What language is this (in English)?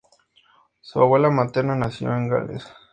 Spanish